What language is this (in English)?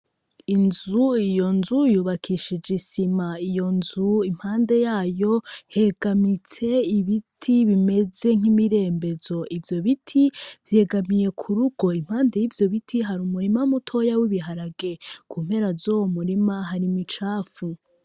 Rundi